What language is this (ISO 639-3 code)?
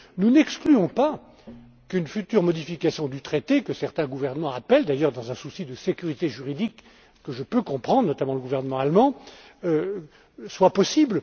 fra